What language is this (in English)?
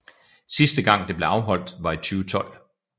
Danish